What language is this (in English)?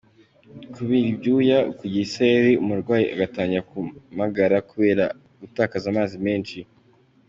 Kinyarwanda